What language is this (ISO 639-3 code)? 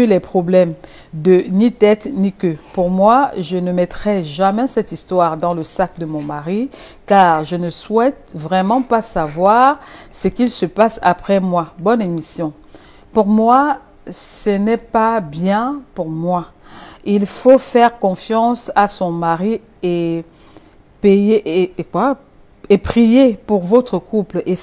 fra